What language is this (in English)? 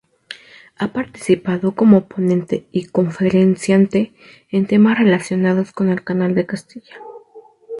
Spanish